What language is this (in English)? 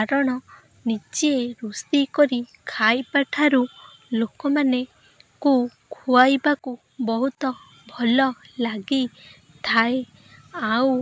Odia